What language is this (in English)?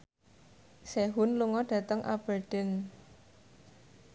Javanese